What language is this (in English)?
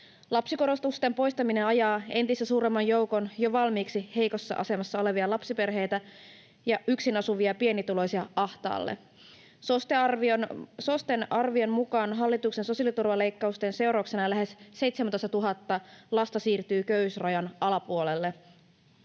Finnish